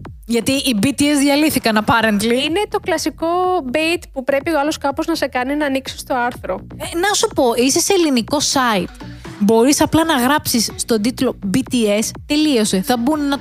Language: Greek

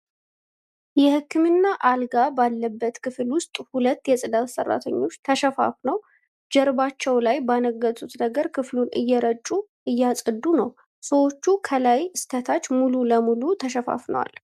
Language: Amharic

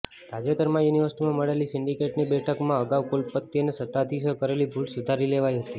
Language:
Gujarati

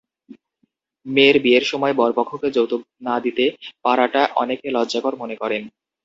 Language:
Bangla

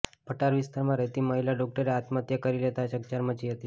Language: Gujarati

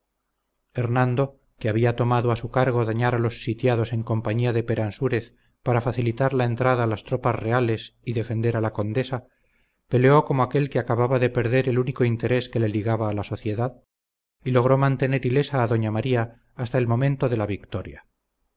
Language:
Spanish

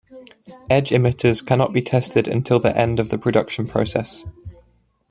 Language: English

